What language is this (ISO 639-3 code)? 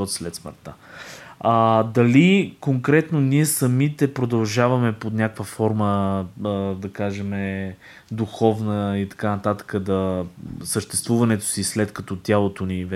bul